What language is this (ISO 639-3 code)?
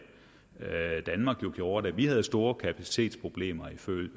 dan